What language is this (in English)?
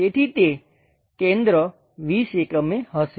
Gujarati